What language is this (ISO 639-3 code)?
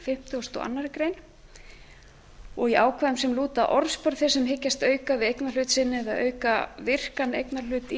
isl